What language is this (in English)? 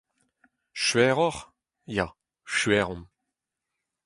Breton